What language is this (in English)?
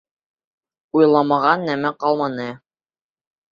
Bashkir